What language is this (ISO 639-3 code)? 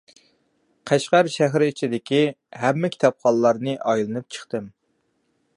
uig